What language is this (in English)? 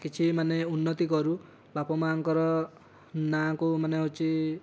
Odia